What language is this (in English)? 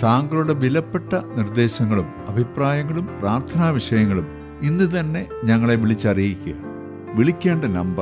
Malayalam